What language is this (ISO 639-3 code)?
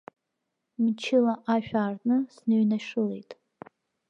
abk